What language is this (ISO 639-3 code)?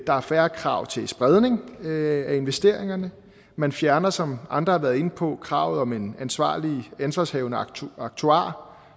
dan